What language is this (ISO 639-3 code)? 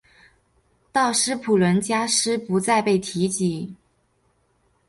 zho